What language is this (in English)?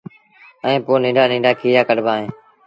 Sindhi Bhil